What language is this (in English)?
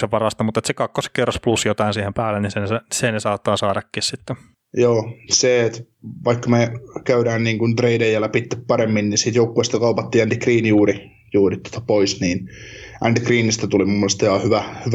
Finnish